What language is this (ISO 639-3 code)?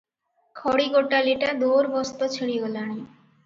ori